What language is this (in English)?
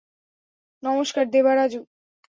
Bangla